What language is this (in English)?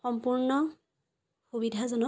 Assamese